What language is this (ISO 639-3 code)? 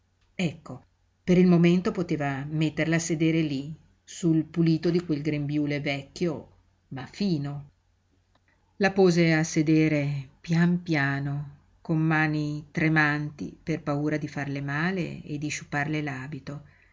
ita